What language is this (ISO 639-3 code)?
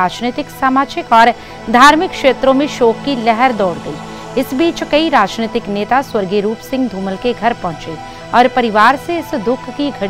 hin